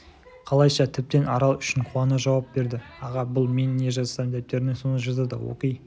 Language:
Kazakh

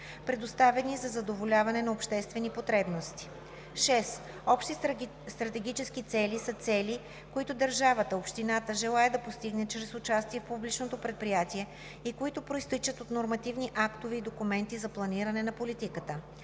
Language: Bulgarian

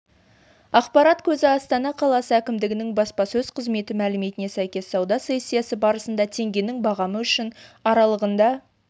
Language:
Kazakh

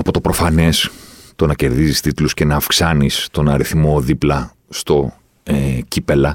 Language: Greek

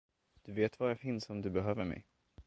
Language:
Swedish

